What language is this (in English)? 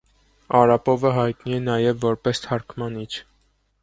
Armenian